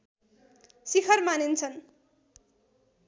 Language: Nepali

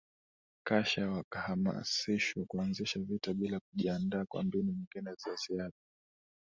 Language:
Swahili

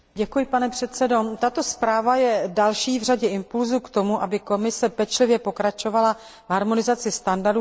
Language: Czech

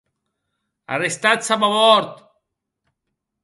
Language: Occitan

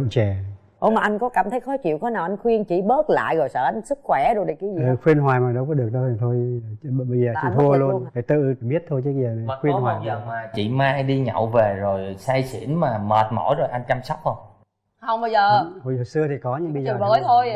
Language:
Vietnamese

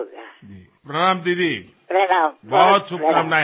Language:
Assamese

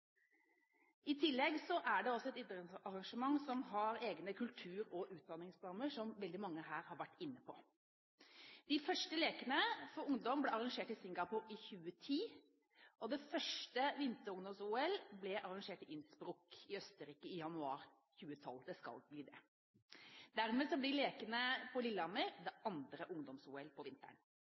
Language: Norwegian Bokmål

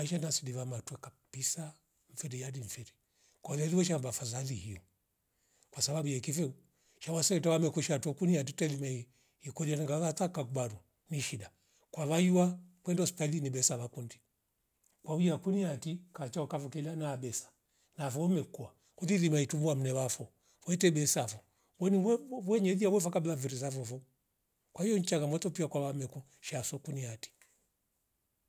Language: Rombo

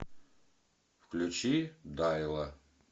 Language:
Russian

